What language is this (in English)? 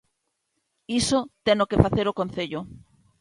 Galician